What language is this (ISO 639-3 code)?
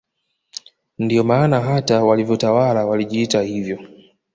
swa